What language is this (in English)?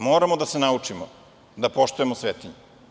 Serbian